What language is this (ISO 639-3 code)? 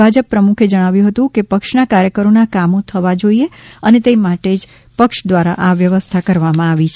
guj